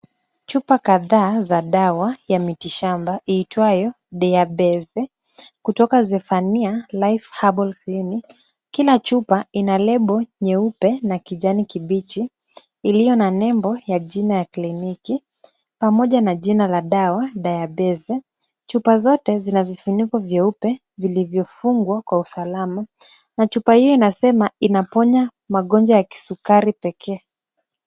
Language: Swahili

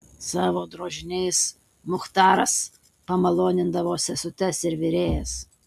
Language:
Lithuanian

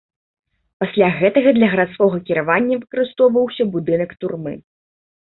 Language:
Belarusian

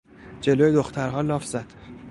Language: Persian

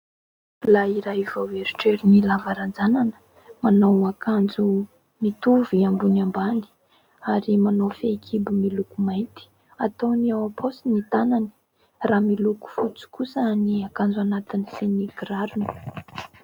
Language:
Malagasy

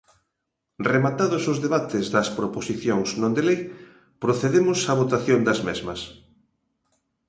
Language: Galician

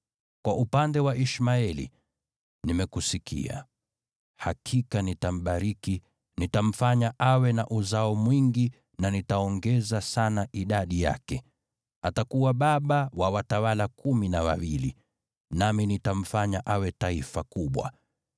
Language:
Swahili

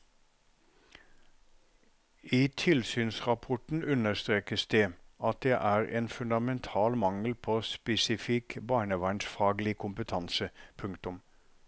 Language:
Norwegian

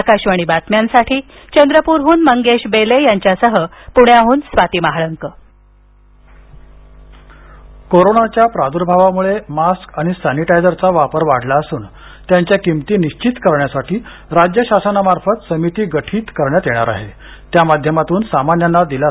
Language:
Marathi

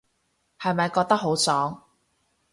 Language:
Cantonese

